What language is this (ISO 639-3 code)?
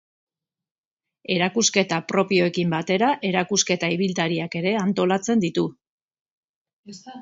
eus